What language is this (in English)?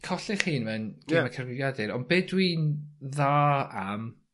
Welsh